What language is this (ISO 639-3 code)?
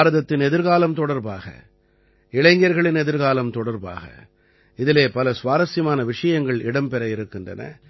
tam